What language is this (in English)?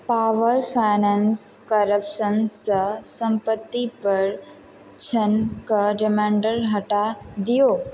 Maithili